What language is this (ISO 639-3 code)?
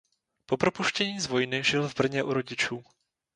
ces